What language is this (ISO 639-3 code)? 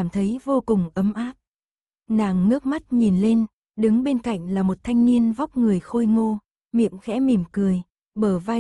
vie